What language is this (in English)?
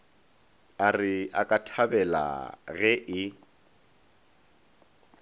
Northern Sotho